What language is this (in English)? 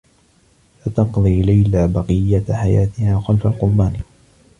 Arabic